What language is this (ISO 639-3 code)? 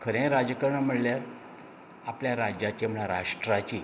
kok